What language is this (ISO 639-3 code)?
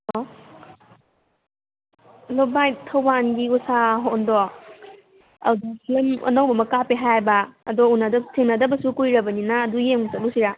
mni